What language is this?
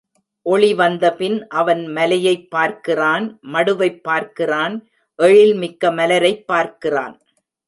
Tamil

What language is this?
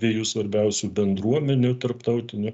Lithuanian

